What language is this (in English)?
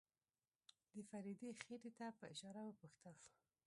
Pashto